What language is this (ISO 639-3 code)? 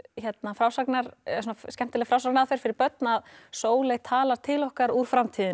isl